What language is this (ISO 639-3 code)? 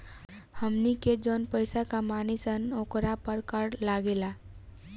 bho